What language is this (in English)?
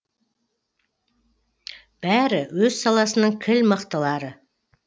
Kazakh